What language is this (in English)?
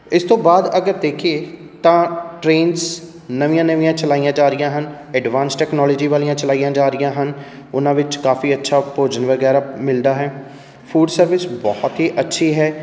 Punjabi